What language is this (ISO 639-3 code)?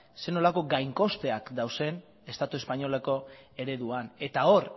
eus